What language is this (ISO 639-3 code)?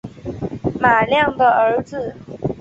zho